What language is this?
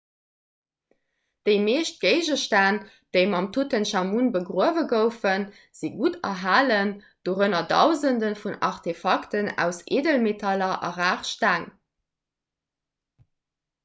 Luxembourgish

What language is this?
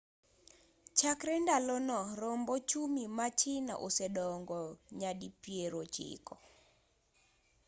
Luo (Kenya and Tanzania)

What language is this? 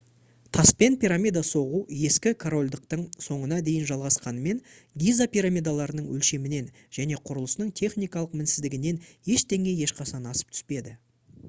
Kazakh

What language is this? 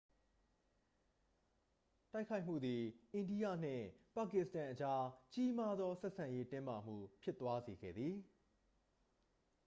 Burmese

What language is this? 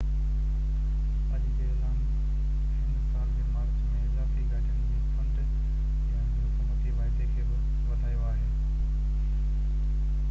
Sindhi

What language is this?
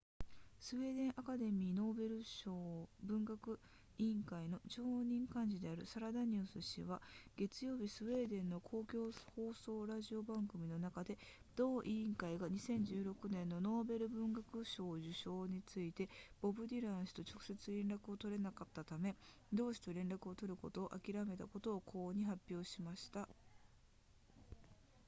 Japanese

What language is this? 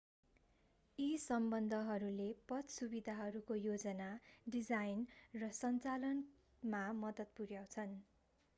Nepali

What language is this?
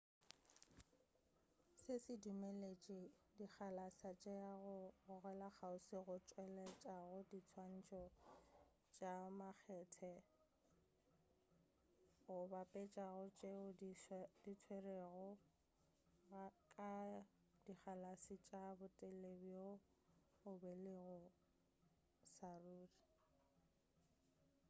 Northern Sotho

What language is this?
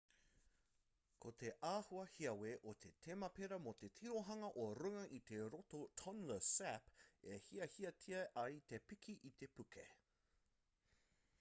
Māori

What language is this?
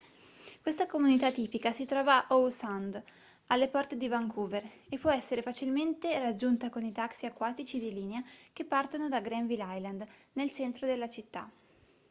Italian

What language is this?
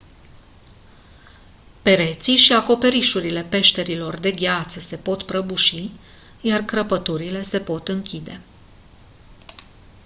Romanian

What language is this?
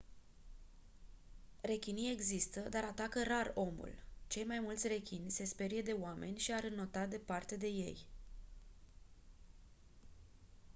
Romanian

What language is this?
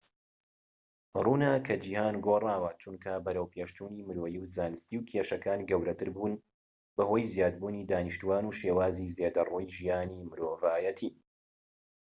Central Kurdish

